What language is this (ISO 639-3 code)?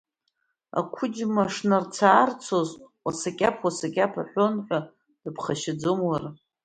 abk